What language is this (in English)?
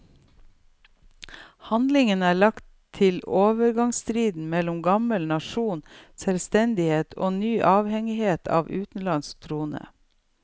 Norwegian